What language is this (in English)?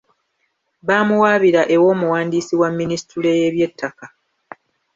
Ganda